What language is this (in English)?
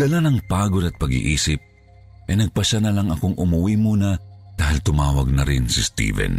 Filipino